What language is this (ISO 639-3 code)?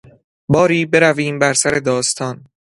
fas